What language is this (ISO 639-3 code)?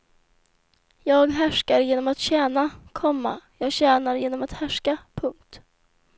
swe